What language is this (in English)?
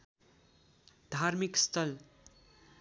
Nepali